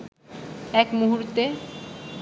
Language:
Bangla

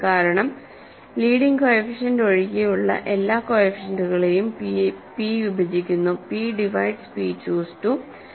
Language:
Malayalam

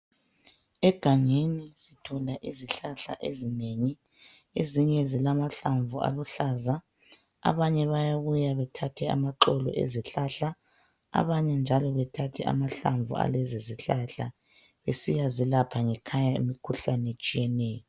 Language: North Ndebele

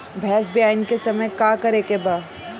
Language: Bhojpuri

